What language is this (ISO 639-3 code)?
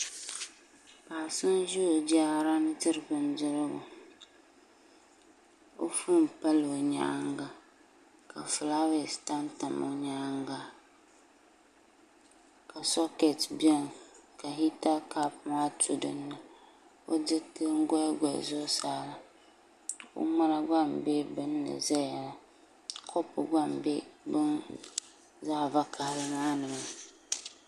dag